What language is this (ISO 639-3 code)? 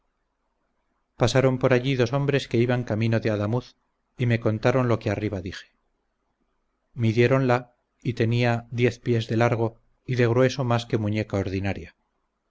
spa